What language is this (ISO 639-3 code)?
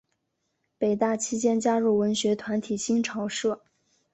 zho